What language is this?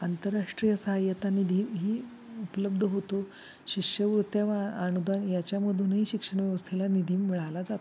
Marathi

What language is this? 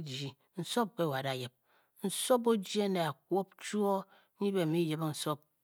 Bokyi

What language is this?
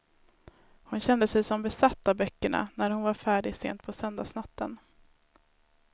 Swedish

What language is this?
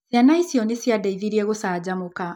Kikuyu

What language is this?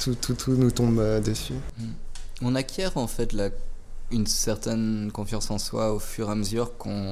French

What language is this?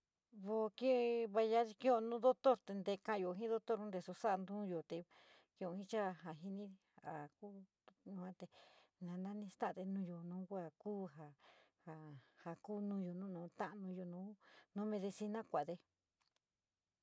San Miguel El Grande Mixtec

